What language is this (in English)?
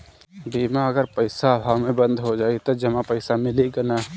Bhojpuri